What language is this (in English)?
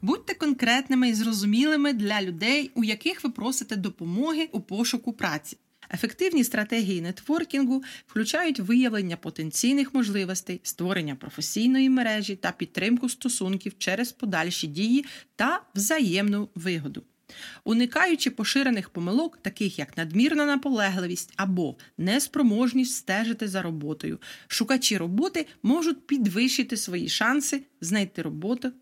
Ukrainian